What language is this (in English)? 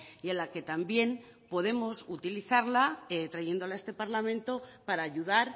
Spanish